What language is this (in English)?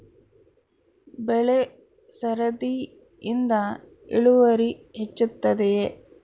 Kannada